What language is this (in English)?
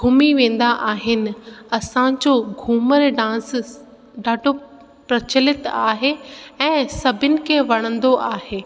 Sindhi